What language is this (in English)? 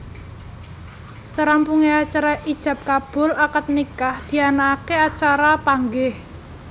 Javanese